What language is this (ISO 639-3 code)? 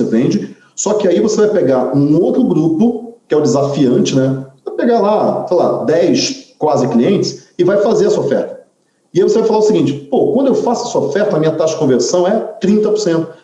por